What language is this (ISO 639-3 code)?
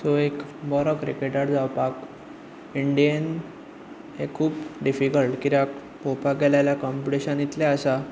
kok